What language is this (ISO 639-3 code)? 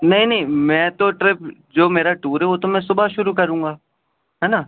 urd